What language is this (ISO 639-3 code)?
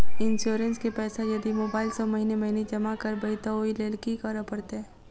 mai